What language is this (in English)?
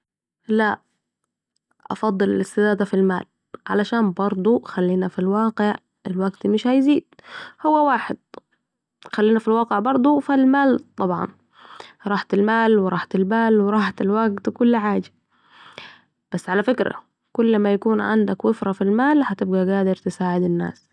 Saidi Arabic